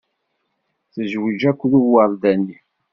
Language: Kabyle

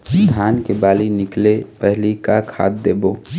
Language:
Chhattisgarhi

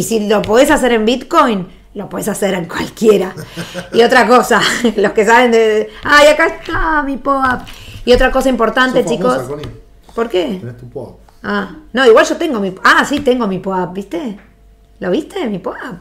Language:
Spanish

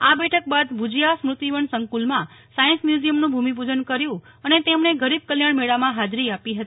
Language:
Gujarati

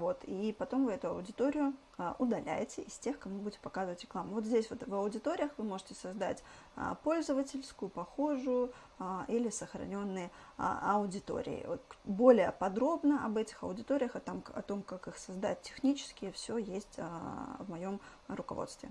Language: Russian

